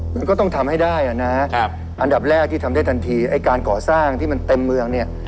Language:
Thai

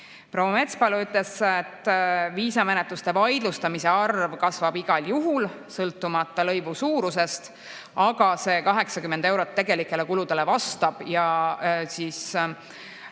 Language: Estonian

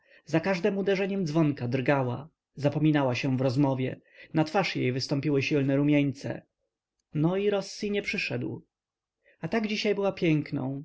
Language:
Polish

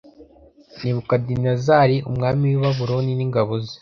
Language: Kinyarwanda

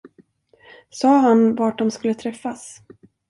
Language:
Swedish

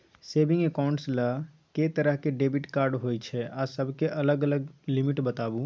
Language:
Maithili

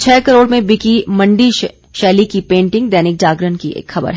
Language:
Hindi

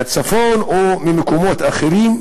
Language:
Hebrew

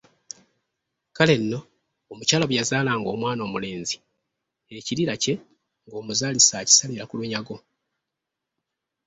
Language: Ganda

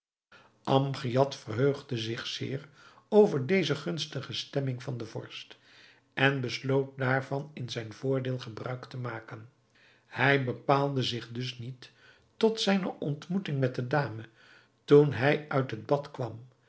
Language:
Dutch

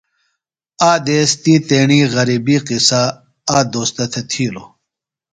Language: Phalura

